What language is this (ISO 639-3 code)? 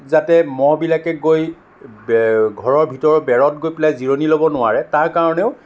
asm